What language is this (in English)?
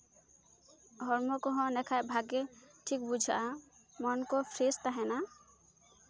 Santali